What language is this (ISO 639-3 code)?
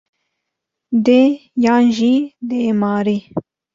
kur